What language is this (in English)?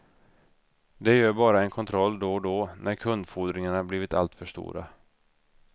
Swedish